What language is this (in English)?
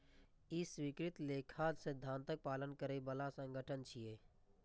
Maithili